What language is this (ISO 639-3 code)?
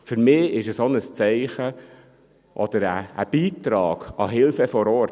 gsw